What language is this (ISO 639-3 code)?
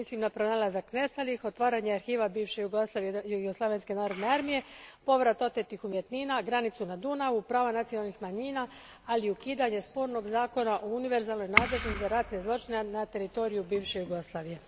hrv